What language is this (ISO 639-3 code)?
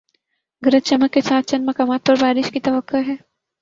urd